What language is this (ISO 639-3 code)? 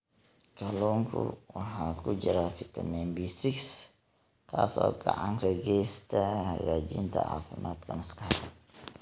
som